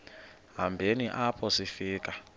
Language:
Xhosa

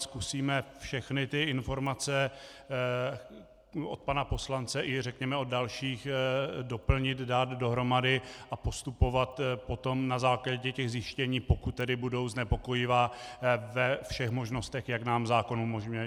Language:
Czech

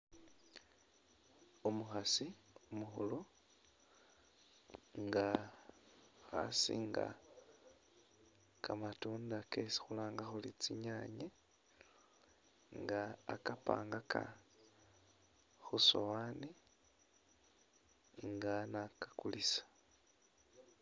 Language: Masaaba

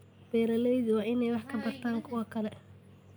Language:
Somali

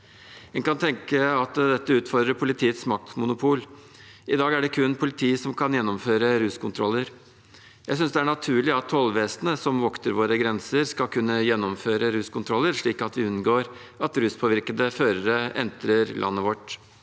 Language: Norwegian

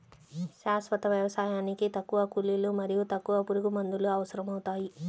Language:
Telugu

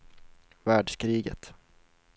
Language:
Swedish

